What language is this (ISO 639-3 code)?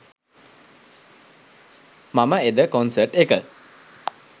sin